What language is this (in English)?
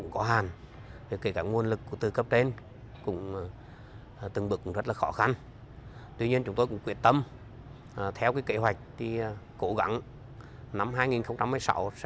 Vietnamese